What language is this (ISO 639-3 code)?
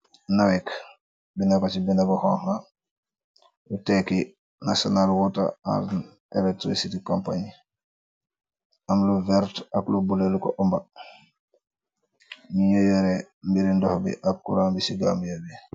wol